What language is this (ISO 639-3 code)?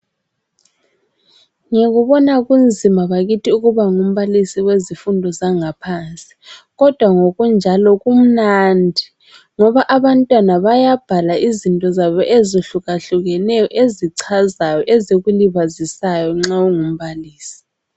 nde